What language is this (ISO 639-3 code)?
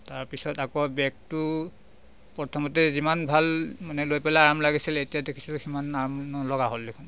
asm